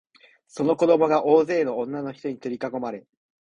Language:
Japanese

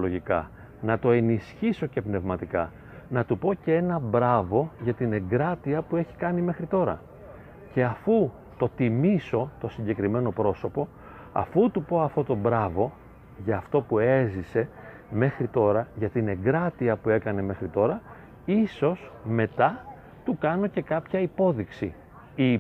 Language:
Greek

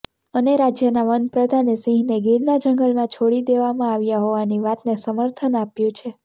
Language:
Gujarati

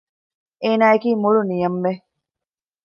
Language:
Divehi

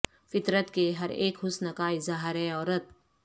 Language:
Urdu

